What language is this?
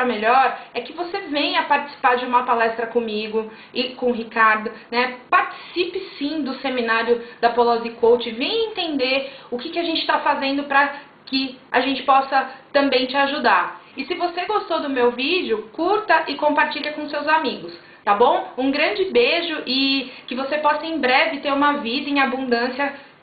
Portuguese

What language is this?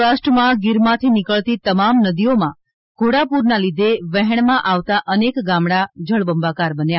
Gujarati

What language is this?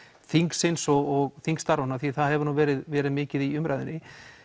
Icelandic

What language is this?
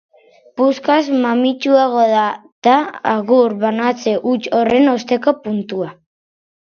Basque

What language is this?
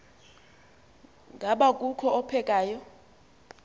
Xhosa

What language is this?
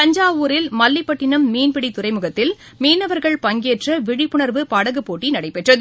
Tamil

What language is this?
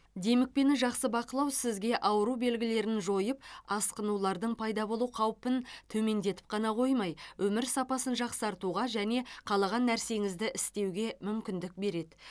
Kazakh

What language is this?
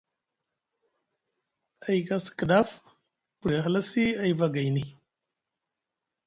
Musgu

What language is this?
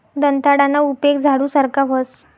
Marathi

